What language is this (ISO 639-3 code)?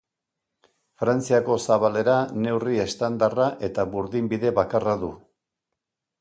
eus